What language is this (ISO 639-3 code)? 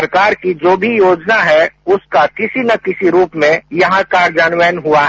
hin